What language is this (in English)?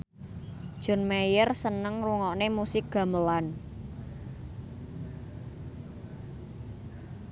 Javanese